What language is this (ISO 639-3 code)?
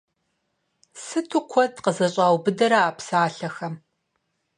kbd